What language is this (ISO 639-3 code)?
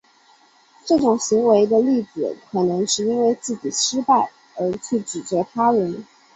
zho